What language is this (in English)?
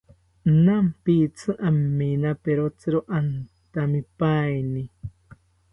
South Ucayali Ashéninka